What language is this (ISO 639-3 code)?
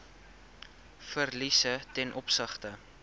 afr